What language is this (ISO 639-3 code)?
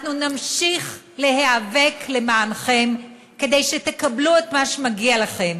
heb